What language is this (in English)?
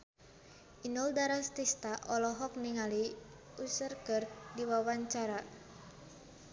Sundanese